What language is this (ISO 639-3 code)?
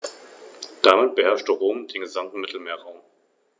deu